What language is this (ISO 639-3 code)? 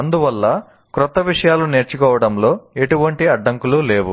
tel